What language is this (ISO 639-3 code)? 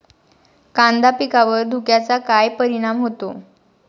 mar